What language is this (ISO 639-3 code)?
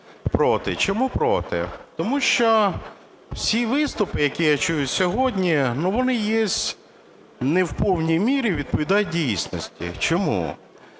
ukr